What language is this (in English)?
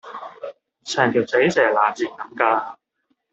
Cantonese